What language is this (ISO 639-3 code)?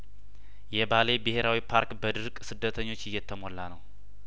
amh